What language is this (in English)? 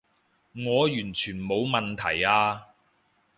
Cantonese